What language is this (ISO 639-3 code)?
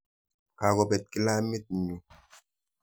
kln